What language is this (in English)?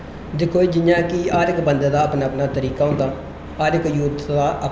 Dogri